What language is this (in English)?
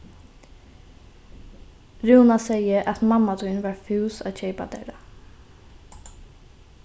Faroese